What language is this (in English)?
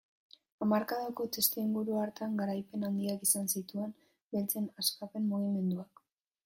Basque